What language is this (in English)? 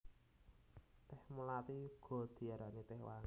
Javanese